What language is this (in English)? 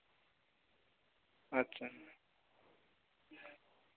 Santali